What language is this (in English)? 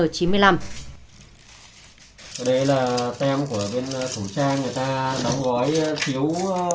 Vietnamese